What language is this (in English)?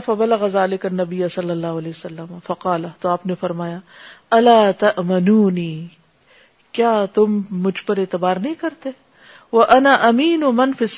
Urdu